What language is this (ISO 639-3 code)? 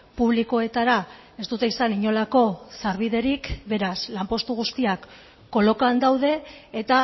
eus